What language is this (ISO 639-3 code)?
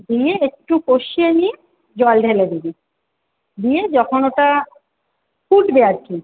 ben